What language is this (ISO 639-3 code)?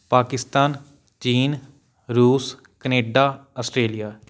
pan